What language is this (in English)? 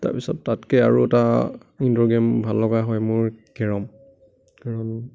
Assamese